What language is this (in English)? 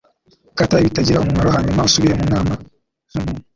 Kinyarwanda